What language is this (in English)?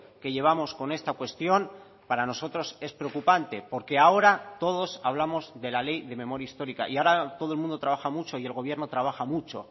Spanish